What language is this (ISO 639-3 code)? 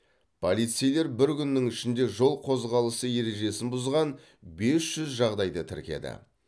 kaz